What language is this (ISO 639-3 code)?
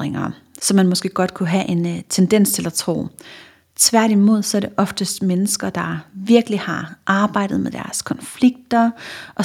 dan